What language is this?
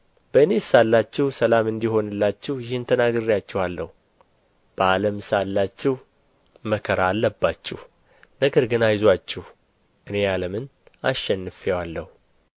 Amharic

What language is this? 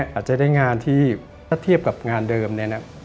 Thai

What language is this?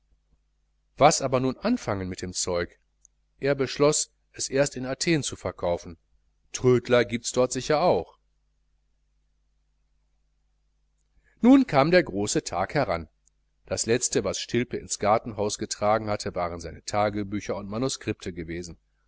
German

